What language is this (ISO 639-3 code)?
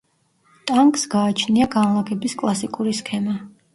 kat